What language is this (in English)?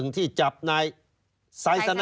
Thai